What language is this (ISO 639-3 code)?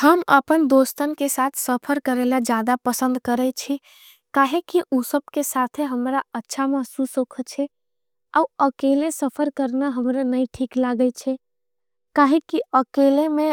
anp